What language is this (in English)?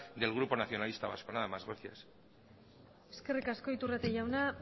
Basque